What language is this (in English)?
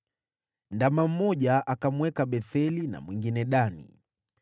Swahili